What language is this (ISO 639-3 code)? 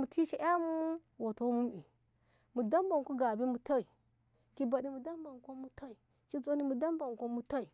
nbh